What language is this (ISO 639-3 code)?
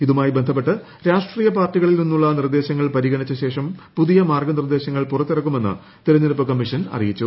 mal